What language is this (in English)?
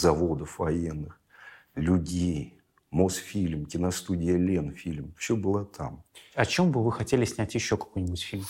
Russian